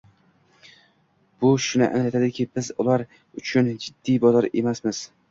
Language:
Uzbek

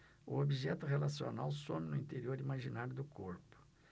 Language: Portuguese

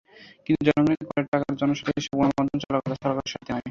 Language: Bangla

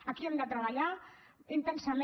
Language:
Catalan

